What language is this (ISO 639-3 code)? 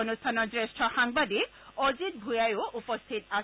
asm